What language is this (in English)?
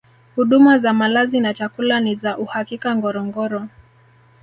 Swahili